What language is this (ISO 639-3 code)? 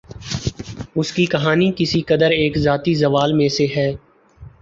urd